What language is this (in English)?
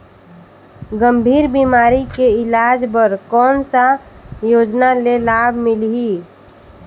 Chhattisgarhi